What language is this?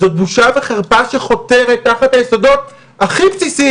Hebrew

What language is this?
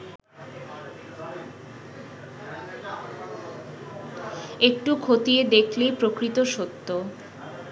Bangla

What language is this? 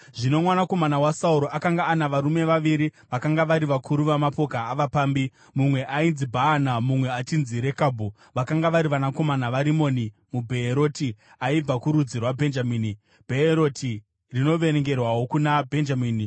Shona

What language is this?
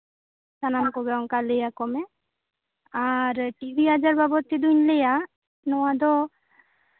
Santali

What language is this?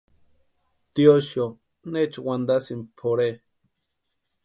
Western Highland Purepecha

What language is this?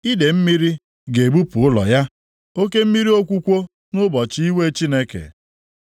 Igbo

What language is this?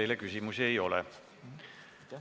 Estonian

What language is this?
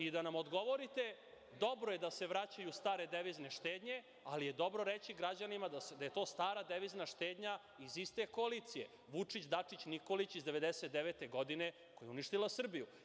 Serbian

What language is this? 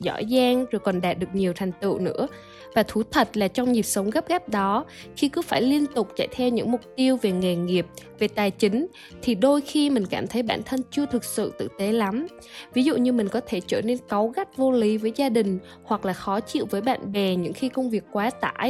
Vietnamese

